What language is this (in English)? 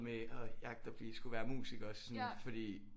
Danish